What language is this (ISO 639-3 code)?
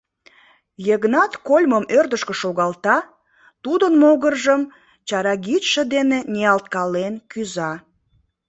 chm